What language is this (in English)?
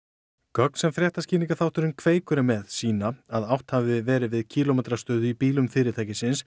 Icelandic